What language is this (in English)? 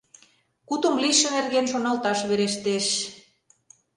Mari